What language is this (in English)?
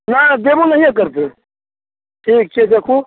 Maithili